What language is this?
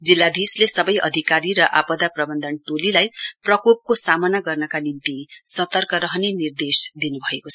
Nepali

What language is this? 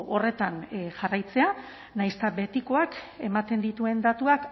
Basque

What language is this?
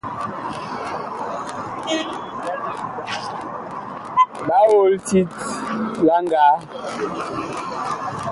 Bakoko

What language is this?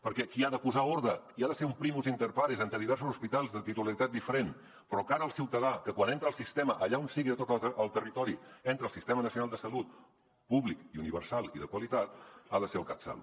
Catalan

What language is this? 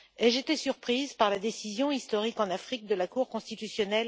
French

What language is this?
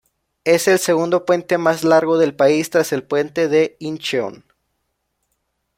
Spanish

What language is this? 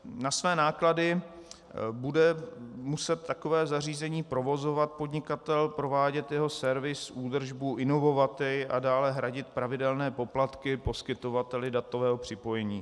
Czech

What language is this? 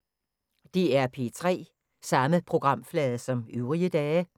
Danish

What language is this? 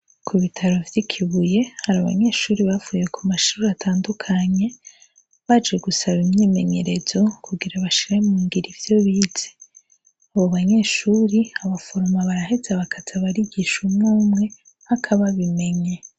Rundi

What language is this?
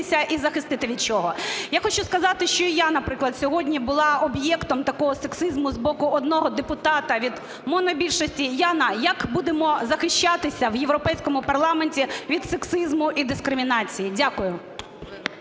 Ukrainian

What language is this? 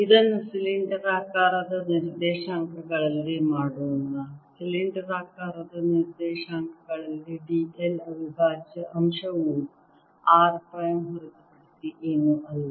Kannada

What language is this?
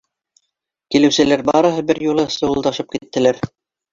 Bashkir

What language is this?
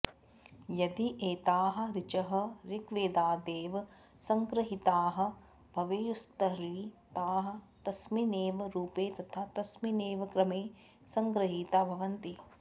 Sanskrit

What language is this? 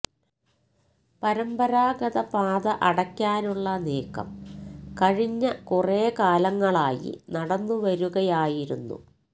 Malayalam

